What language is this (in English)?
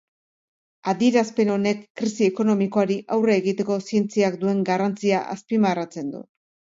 Basque